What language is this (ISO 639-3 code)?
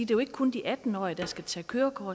dan